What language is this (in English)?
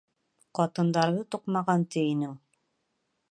Bashkir